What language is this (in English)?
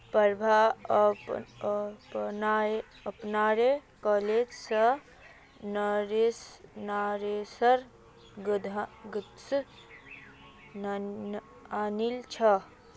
Magahi